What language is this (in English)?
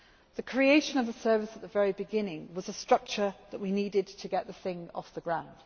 English